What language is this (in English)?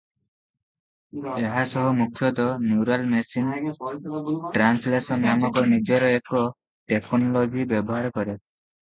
Odia